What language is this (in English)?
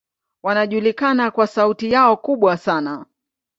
Swahili